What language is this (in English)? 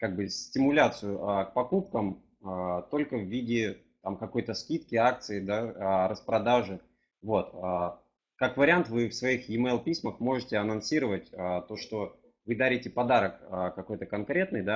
Russian